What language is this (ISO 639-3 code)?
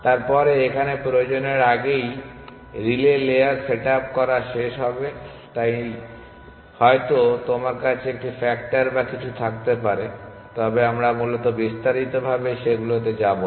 ben